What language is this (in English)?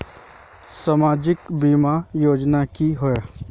Magahi